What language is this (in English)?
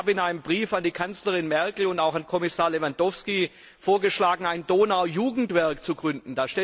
German